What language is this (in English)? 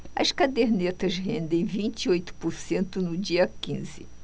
Portuguese